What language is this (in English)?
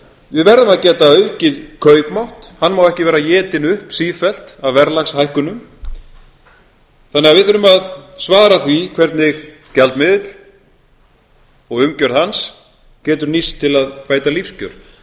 Icelandic